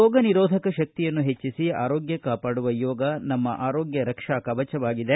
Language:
Kannada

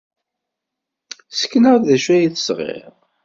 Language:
Kabyle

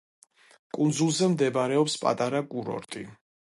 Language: Georgian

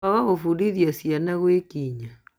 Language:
Kikuyu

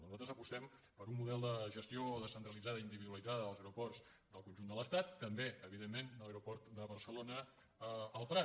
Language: Catalan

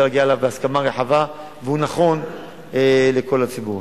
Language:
Hebrew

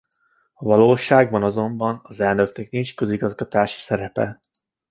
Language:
Hungarian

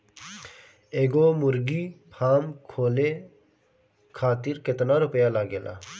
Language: Bhojpuri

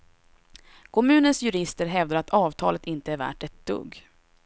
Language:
Swedish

